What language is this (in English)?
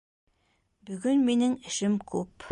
Bashkir